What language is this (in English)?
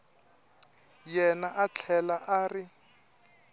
Tsonga